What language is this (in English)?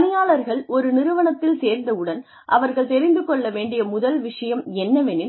Tamil